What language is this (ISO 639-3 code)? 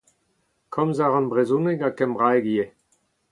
bre